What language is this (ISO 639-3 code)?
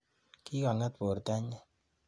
kln